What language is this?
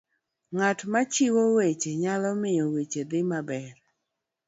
Luo (Kenya and Tanzania)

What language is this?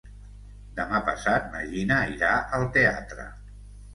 Catalan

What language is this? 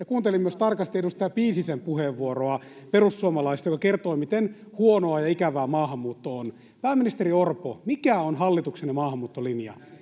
Finnish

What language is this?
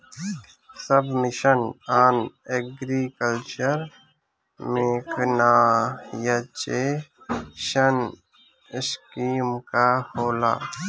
Bhojpuri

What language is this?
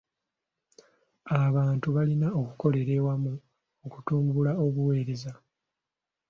Ganda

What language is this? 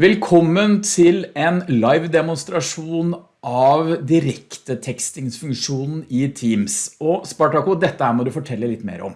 Norwegian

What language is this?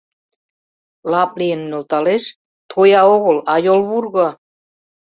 Mari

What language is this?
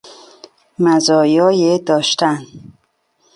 Persian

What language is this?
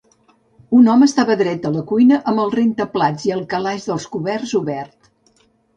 Catalan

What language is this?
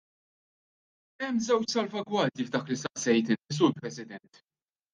Maltese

